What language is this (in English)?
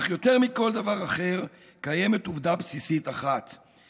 Hebrew